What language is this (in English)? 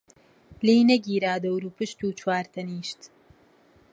Central Kurdish